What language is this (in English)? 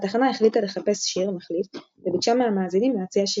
Hebrew